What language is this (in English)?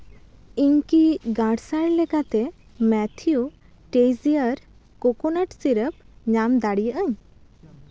Santali